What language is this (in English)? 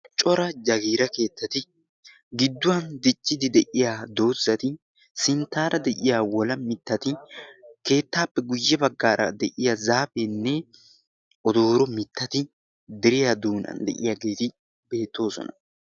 Wolaytta